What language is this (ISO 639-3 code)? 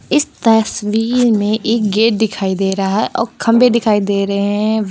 hin